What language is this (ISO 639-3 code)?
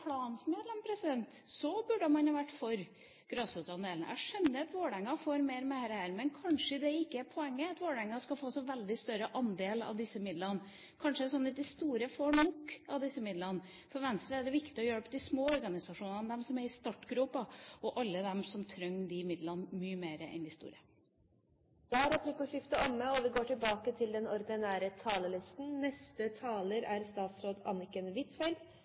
nor